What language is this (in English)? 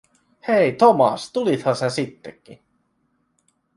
Finnish